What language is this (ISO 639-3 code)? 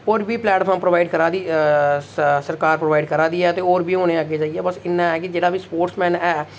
doi